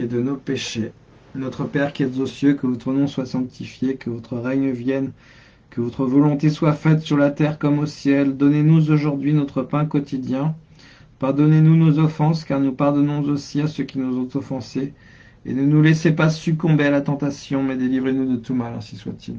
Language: French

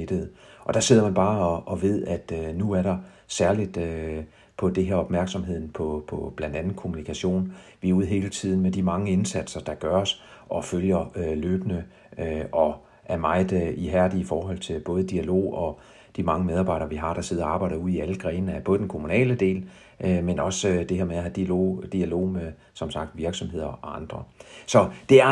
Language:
Danish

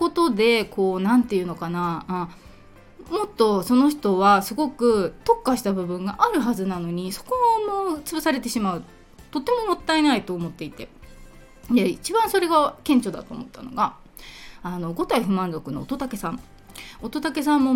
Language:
Japanese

